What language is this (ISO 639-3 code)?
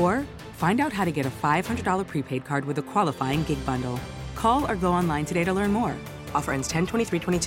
fil